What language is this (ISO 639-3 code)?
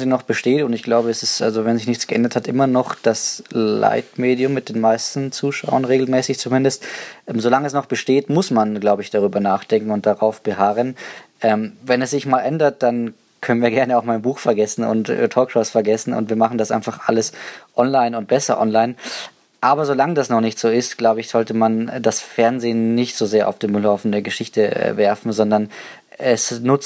deu